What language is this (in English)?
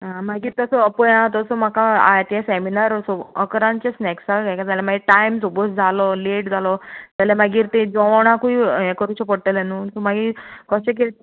Konkani